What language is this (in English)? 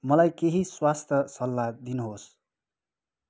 Nepali